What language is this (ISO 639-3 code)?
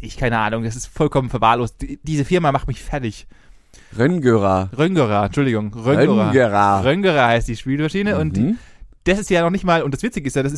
deu